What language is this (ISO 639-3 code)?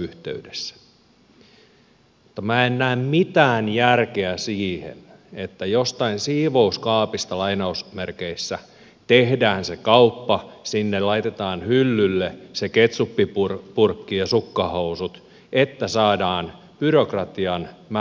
fin